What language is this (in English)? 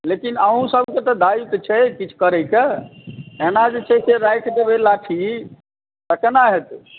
Maithili